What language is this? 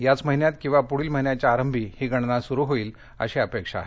Marathi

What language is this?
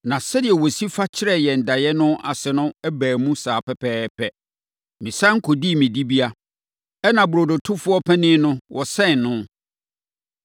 Akan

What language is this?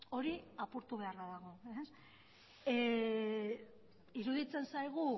Basque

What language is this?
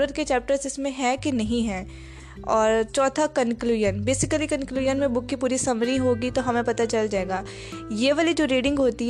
Urdu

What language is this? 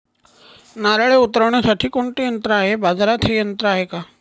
Marathi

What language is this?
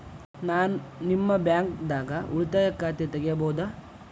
Kannada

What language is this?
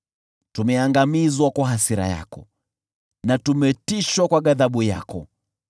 Swahili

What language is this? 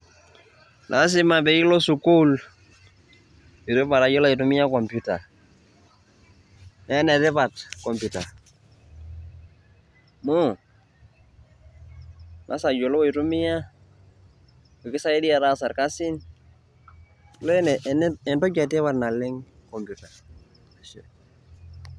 Masai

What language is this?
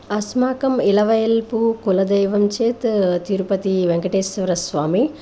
Sanskrit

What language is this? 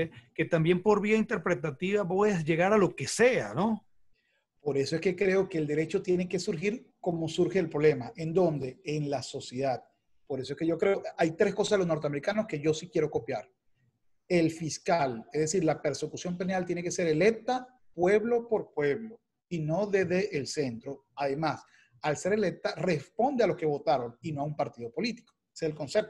Spanish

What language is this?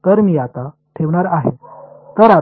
Marathi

